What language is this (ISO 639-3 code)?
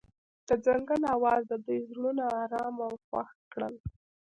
pus